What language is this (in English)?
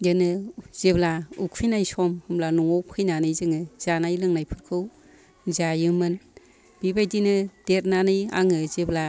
Bodo